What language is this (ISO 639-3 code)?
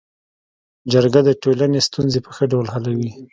pus